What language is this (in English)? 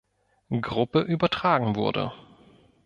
German